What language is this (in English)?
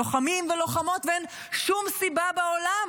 Hebrew